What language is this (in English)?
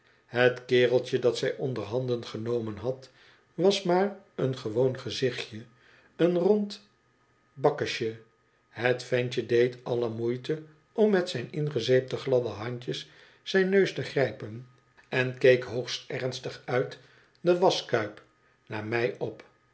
Dutch